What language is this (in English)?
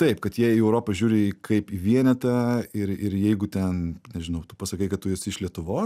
Lithuanian